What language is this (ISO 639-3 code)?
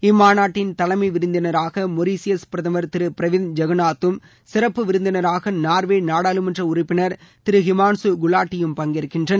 tam